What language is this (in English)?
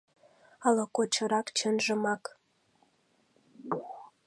Mari